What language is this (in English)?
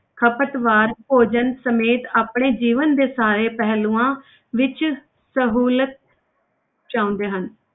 Punjabi